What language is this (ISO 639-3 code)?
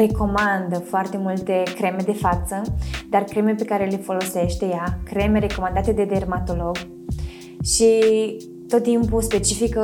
ron